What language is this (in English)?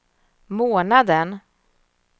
Swedish